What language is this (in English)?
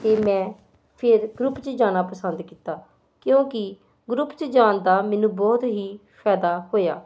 Punjabi